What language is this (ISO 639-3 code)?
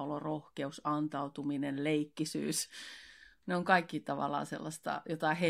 fin